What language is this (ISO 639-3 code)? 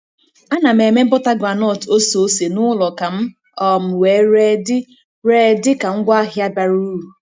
ibo